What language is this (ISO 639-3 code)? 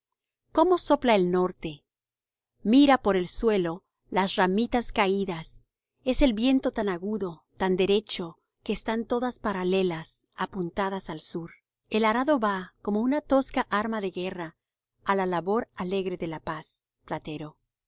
spa